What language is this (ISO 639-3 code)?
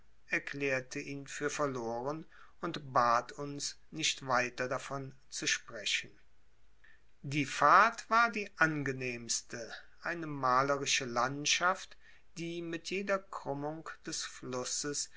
deu